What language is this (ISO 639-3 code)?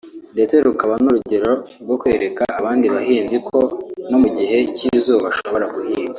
kin